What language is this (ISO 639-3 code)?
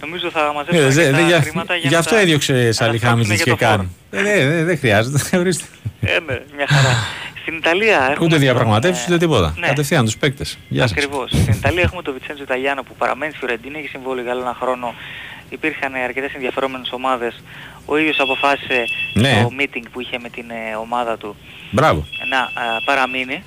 ell